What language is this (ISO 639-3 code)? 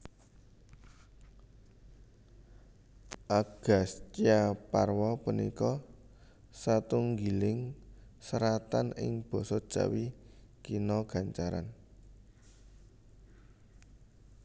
jav